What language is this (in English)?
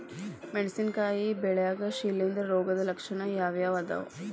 Kannada